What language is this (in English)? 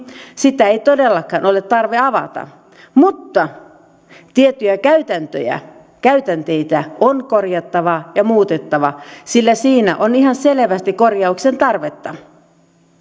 Finnish